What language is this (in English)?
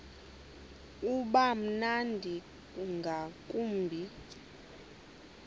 Xhosa